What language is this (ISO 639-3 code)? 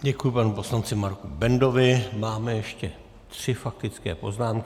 ces